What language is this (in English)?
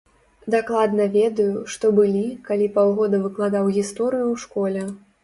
Belarusian